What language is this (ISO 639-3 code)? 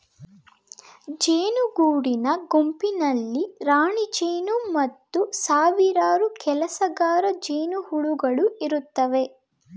kan